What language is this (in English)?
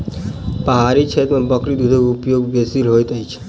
Maithili